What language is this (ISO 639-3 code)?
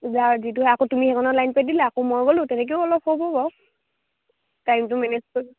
asm